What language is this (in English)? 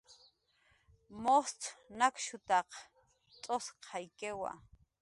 Jaqaru